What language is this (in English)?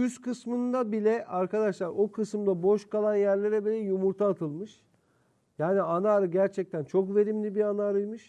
Turkish